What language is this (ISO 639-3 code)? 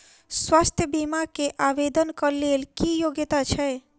mai